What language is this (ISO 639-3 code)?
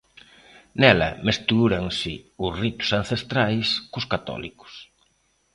glg